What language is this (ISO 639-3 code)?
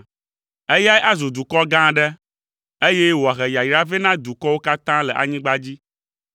ewe